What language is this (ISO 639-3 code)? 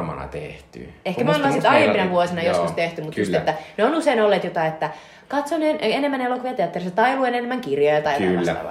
fin